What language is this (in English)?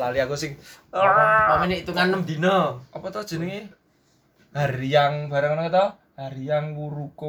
Indonesian